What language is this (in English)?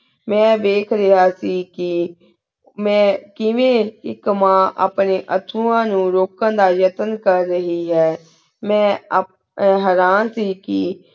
Punjabi